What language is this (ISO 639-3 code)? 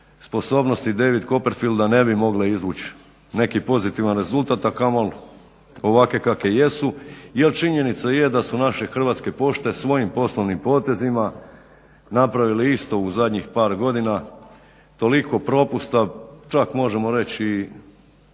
hrv